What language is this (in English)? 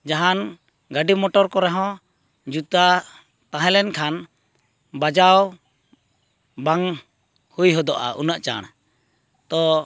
Santali